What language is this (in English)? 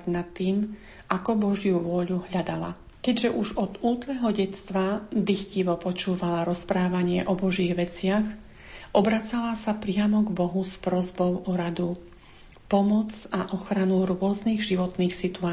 Slovak